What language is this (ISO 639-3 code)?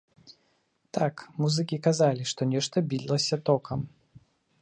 bel